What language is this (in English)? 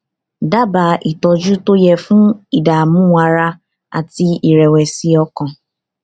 Yoruba